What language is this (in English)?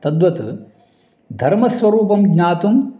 Sanskrit